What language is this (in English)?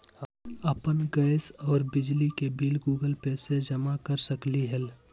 Magahi